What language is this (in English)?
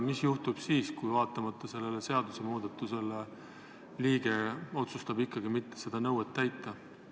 Estonian